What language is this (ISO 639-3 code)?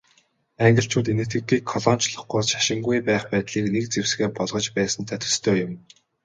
mon